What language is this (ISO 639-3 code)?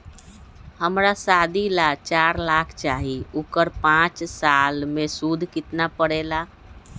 mag